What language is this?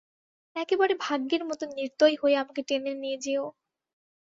Bangla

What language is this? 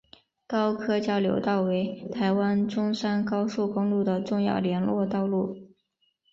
Chinese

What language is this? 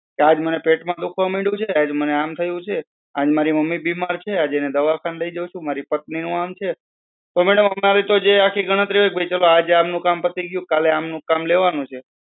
Gujarati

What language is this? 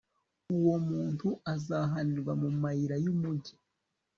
Kinyarwanda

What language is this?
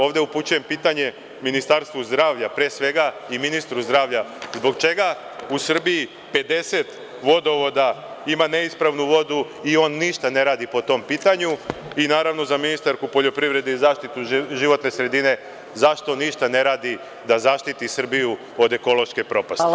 Serbian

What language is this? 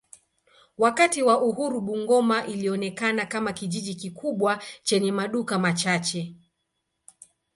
Swahili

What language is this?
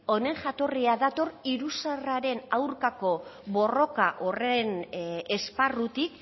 Basque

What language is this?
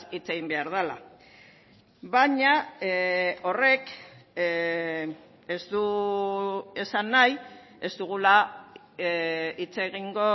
Basque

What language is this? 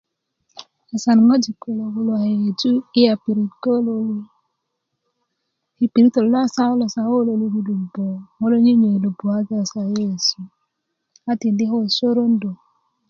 Kuku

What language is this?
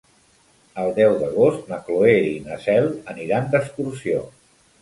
Catalan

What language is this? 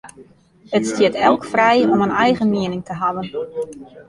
Western Frisian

